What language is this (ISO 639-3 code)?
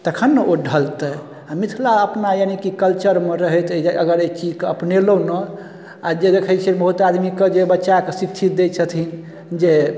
mai